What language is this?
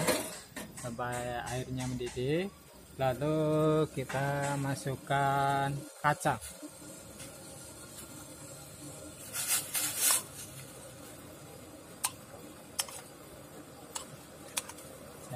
Indonesian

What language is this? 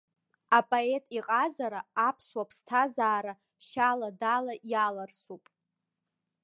Abkhazian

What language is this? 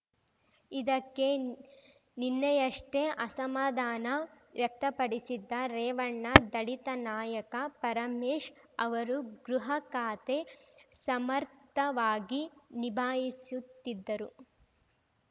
Kannada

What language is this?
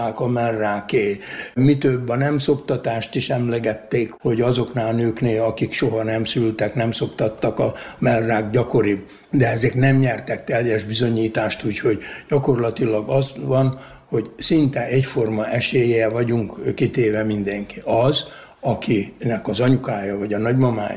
Hungarian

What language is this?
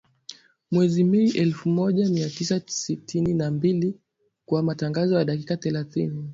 Swahili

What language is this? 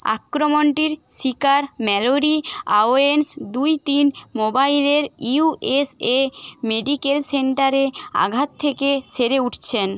Bangla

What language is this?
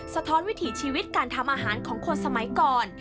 Thai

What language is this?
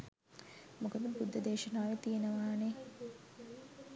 Sinhala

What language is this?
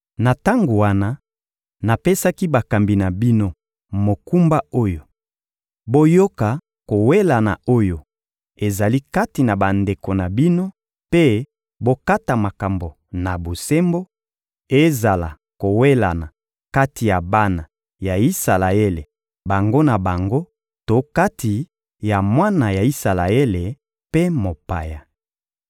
Lingala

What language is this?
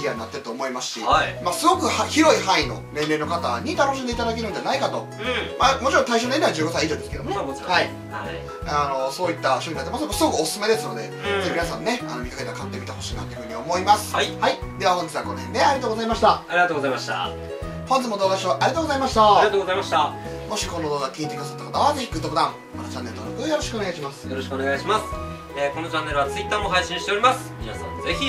Japanese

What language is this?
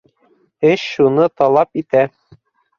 Bashkir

